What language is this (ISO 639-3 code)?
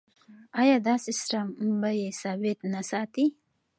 pus